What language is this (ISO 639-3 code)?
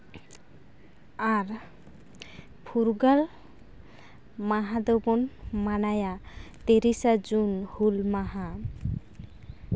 sat